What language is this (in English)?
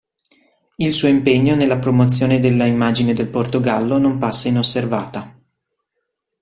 Italian